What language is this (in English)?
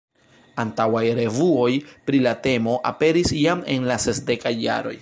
Esperanto